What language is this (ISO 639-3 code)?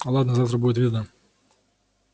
rus